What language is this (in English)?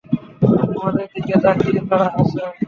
Bangla